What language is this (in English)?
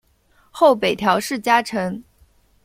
Chinese